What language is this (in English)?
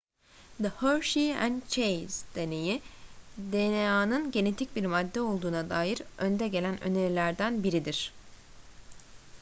Turkish